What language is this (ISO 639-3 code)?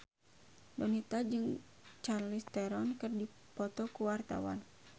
sun